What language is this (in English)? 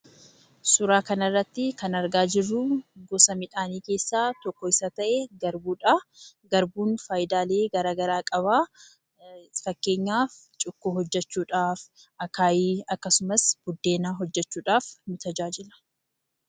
Oromo